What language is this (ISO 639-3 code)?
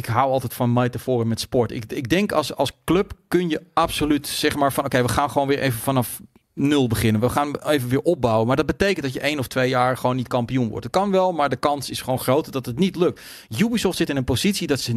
nld